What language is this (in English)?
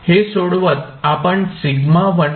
Marathi